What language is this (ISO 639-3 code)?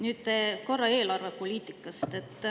est